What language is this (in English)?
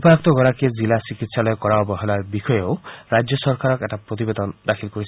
Assamese